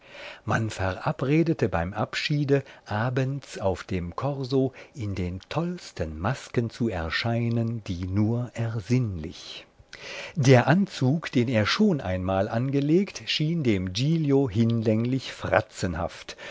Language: German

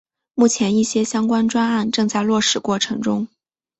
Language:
Chinese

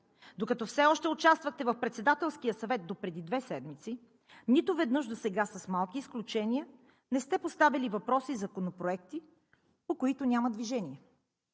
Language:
Bulgarian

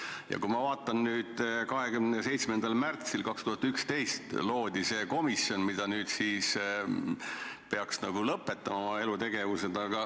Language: Estonian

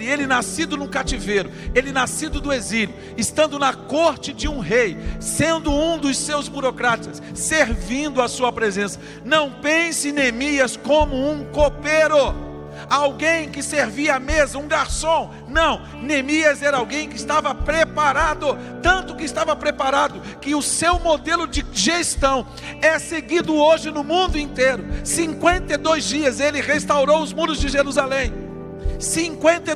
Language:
Portuguese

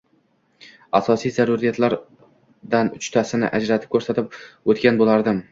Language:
Uzbek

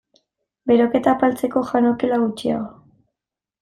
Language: Basque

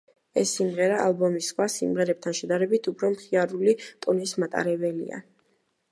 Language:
Georgian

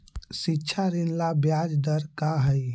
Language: Magahi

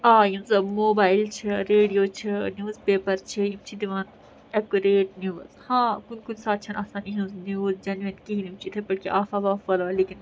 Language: Kashmiri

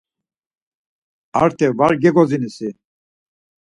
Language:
Laz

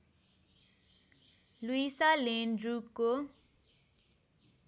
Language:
Nepali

